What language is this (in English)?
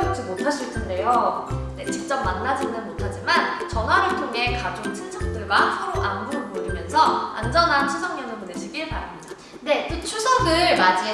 Korean